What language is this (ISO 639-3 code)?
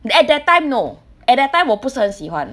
eng